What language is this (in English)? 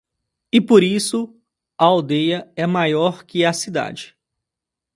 Portuguese